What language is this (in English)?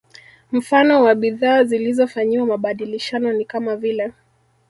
Swahili